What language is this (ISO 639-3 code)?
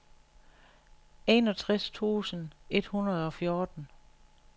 dan